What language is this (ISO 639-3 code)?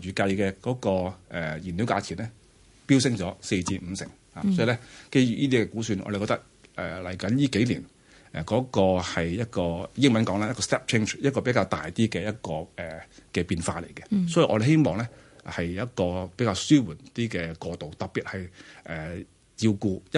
zho